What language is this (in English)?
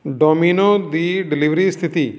Punjabi